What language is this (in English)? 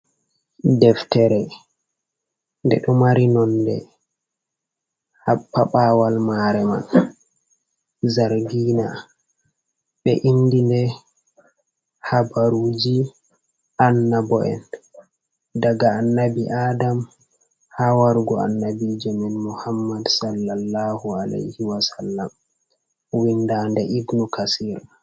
Fula